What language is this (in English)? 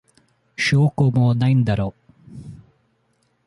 Japanese